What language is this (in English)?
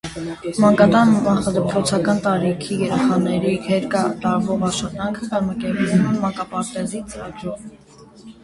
Armenian